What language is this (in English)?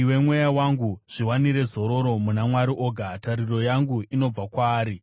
Shona